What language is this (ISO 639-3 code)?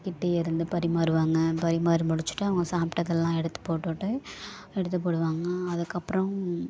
tam